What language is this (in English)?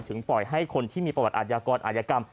Thai